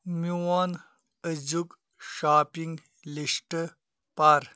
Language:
Kashmiri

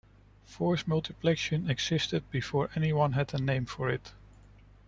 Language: English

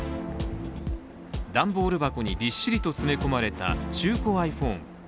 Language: Japanese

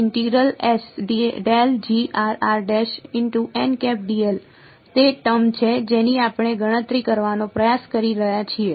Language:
Gujarati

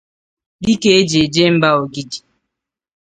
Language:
Igbo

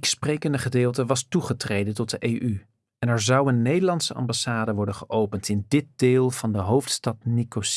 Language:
Dutch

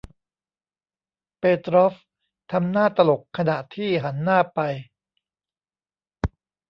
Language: Thai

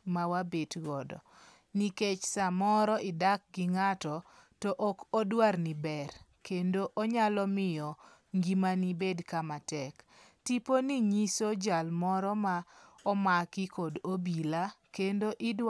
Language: Luo (Kenya and Tanzania)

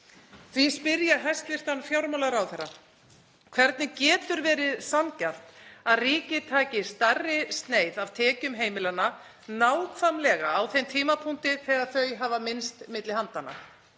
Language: Icelandic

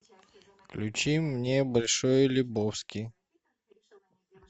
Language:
Russian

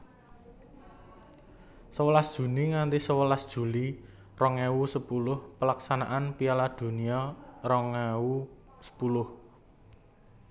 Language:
Javanese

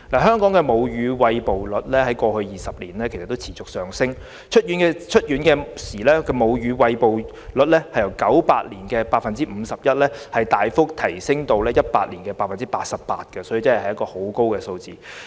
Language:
Cantonese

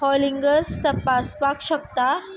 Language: Konkani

